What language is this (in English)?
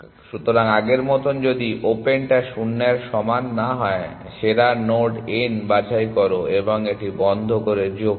Bangla